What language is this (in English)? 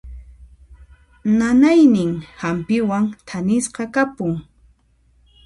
Puno Quechua